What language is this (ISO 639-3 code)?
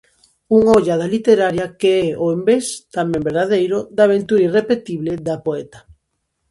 glg